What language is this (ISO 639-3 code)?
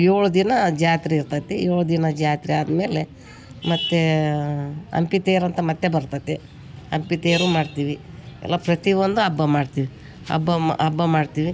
kan